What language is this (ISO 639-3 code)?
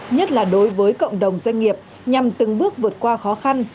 vie